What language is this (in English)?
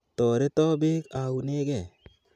Kalenjin